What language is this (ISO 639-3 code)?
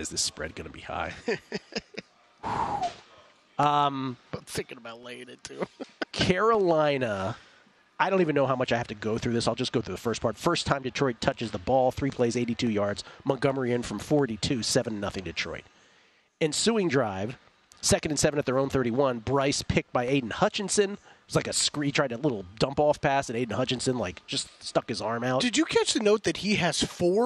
eng